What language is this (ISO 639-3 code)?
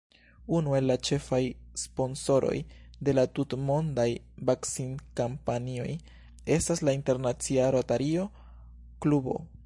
epo